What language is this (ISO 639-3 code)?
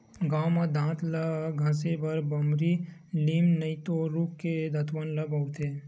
hne